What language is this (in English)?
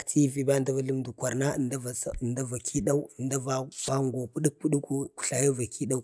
Bade